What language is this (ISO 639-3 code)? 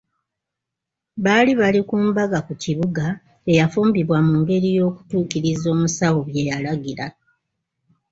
lug